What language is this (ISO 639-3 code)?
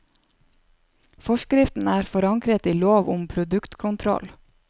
nor